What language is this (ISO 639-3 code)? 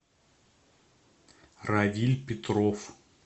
rus